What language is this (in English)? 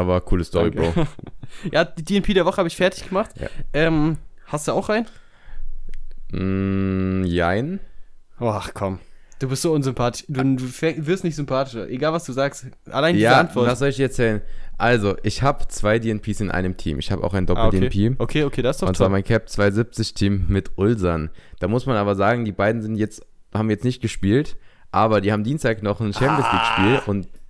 German